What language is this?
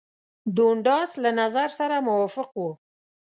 Pashto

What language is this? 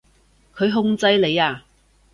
Cantonese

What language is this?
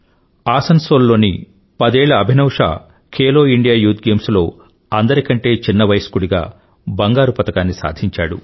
Telugu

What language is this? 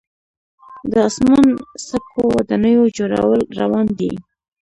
Pashto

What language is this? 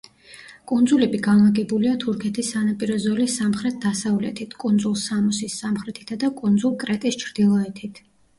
Georgian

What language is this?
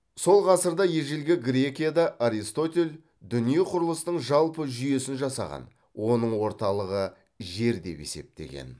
Kazakh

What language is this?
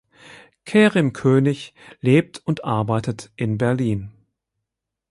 German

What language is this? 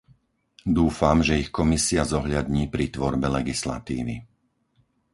Slovak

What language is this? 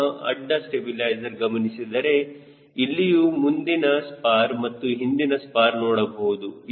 Kannada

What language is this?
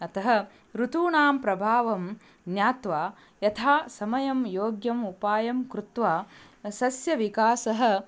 Sanskrit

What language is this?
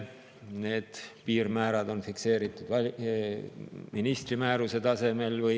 Estonian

